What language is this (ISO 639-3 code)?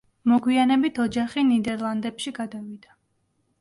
kat